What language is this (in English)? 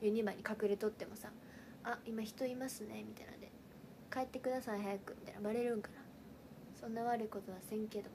Japanese